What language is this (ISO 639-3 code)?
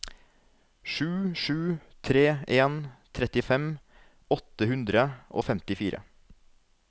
nor